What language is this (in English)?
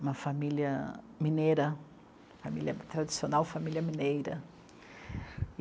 Portuguese